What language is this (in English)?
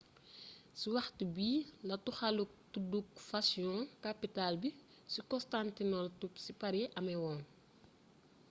Wolof